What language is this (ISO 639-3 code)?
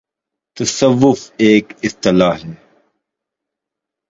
urd